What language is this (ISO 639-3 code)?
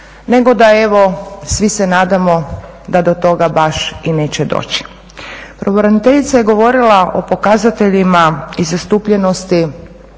hrv